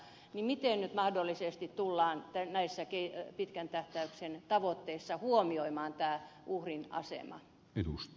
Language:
Finnish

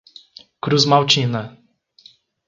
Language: Portuguese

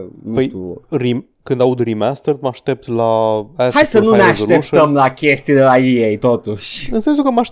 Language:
Romanian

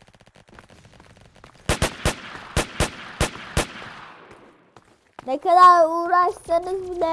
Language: Turkish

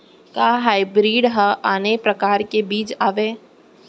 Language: Chhattisgarhi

